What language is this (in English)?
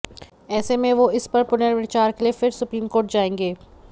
Hindi